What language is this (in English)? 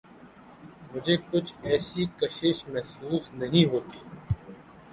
Urdu